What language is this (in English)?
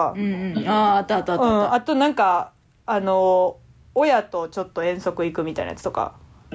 Japanese